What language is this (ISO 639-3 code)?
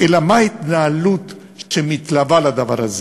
heb